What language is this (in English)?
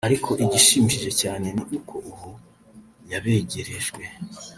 Kinyarwanda